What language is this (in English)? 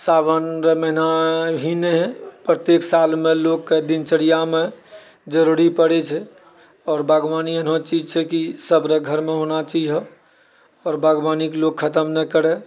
Maithili